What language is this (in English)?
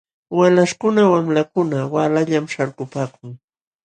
Jauja Wanca Quechua